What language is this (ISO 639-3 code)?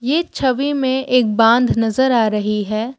hin